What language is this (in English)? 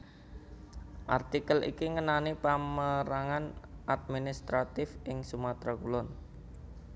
Javanese